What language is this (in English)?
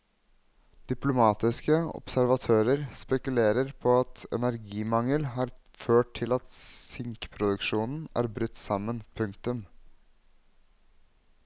Norwegian